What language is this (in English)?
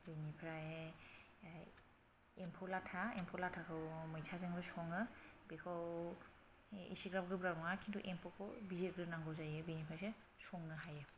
Bodo